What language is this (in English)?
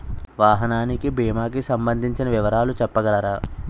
Telugu